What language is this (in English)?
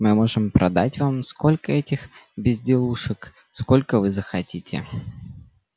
Russian